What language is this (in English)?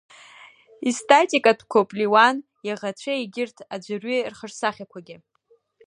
Abkhazian